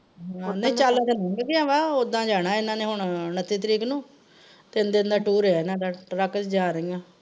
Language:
Punjabi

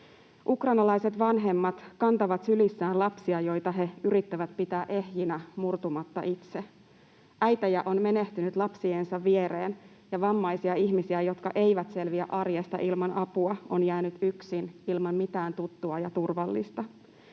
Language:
Finnish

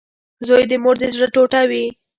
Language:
Pashto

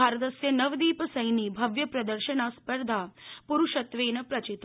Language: Sanskrit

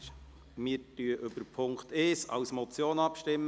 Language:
Swiss German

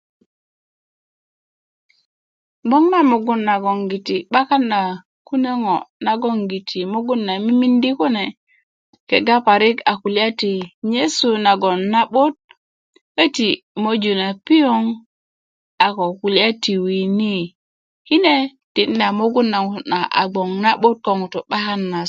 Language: Kuku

